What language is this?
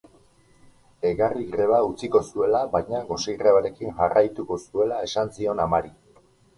Basque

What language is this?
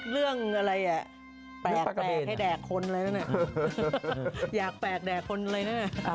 Thai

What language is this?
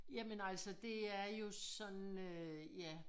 Danish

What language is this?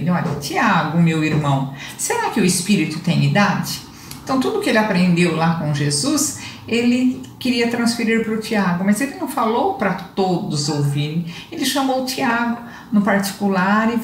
Portuguese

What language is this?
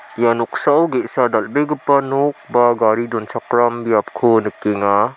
Garo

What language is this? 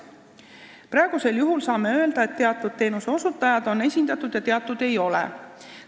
Estonian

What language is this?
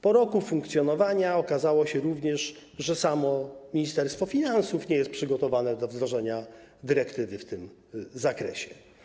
Polish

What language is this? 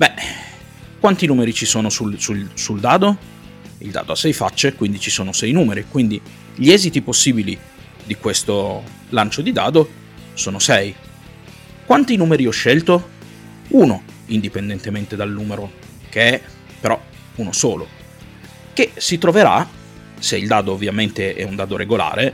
Italian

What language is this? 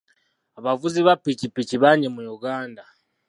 Ganda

